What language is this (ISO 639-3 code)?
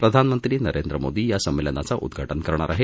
mar